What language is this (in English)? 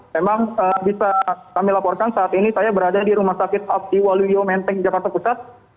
Indonesian